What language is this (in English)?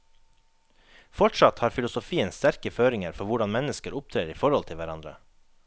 Norwegian